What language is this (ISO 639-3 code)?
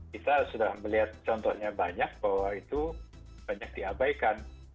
ind